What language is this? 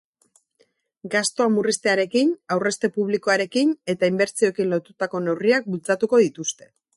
Basque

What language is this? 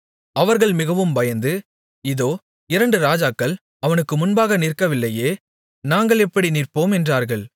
Tamil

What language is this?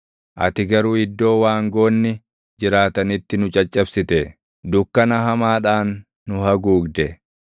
Oromo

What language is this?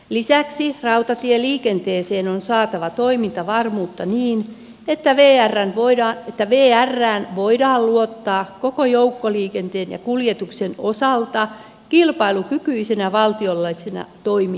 Finnish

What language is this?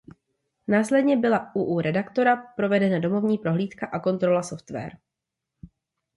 Czech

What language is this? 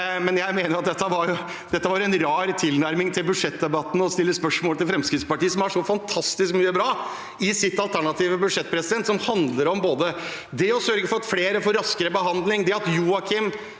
Norwegian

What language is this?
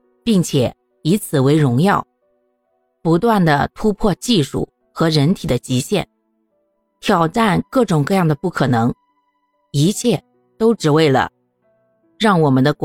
Chinese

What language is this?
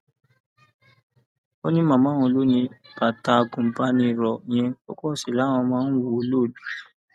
Yoruba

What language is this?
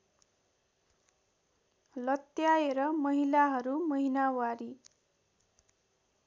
Nepali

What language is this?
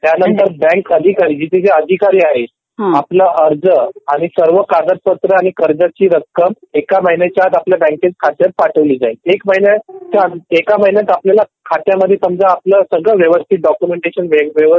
Marathi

